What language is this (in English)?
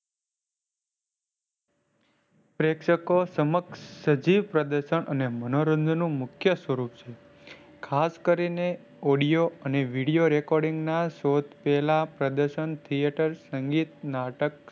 Gujarati